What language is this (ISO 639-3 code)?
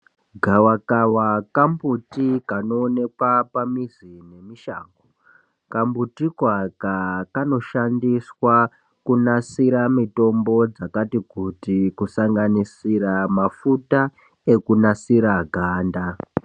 ndc